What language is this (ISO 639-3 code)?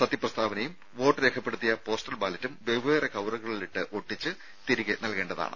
mal